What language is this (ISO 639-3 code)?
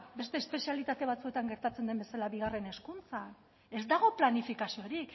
eus